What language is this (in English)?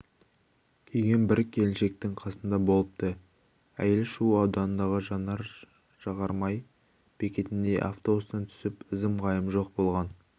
Kazakh